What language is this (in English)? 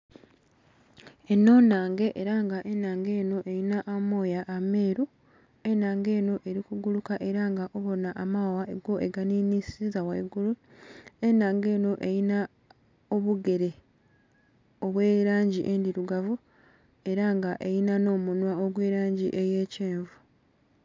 Soga